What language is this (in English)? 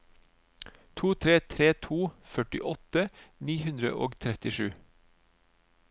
Norwegian